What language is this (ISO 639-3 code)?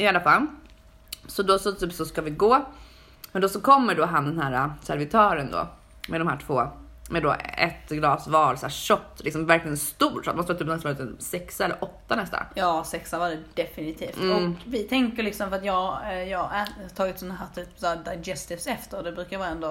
swe